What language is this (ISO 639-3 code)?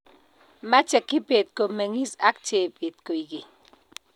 kln